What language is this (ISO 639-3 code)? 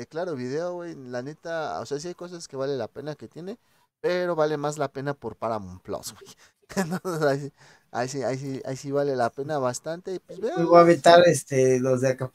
spa